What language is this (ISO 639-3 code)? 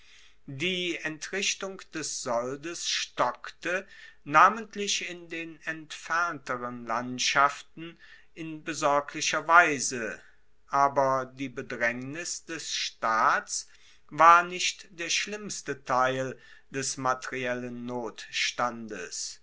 deu